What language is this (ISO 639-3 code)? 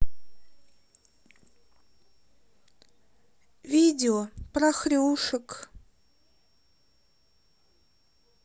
rus